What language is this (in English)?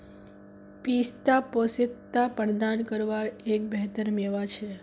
Magahi